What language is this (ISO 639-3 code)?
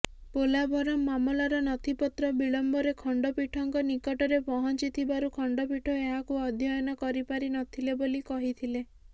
ori